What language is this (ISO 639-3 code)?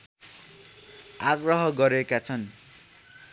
nep